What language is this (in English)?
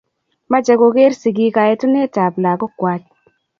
Kalenjin